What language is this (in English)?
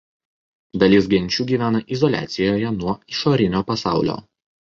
Lithuanian